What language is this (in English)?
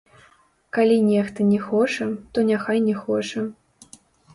Belarusian